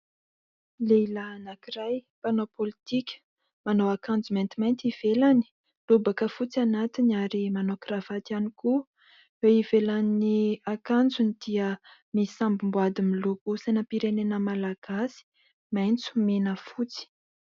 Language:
Malagasy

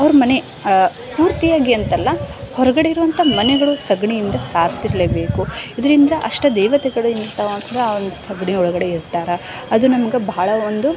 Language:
Kannada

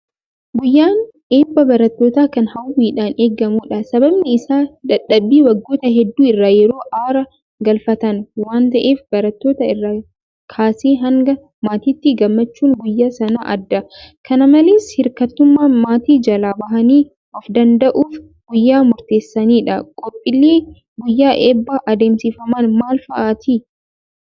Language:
Oromo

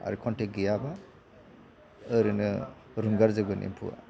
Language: Bodo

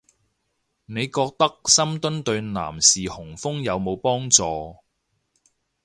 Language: Cantonese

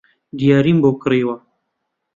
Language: Central Kurdish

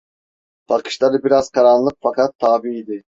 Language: Turkish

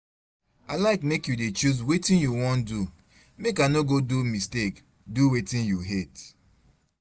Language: Nigerian Pidgin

